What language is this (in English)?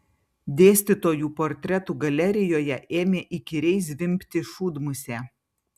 Lithuanian